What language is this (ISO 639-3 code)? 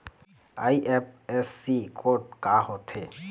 hne